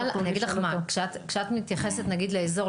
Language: Hebrew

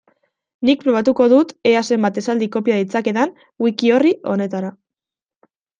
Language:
Basque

